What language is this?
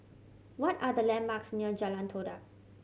English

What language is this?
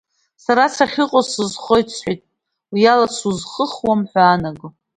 Abkhazian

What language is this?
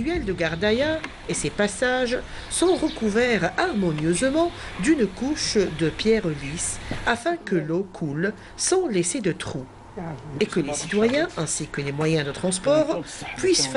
French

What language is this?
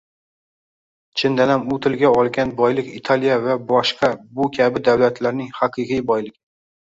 Uzbek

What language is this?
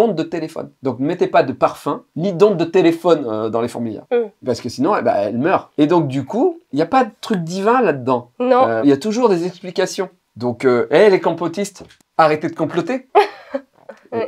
French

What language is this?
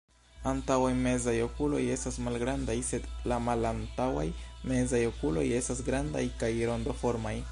Esperanto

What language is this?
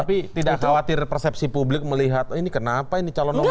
Indonesian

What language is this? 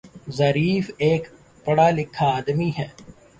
Urdu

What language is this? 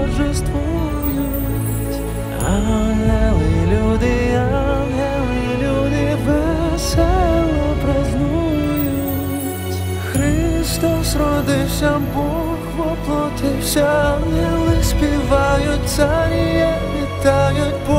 Ukrainian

